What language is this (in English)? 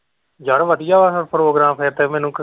Punjabi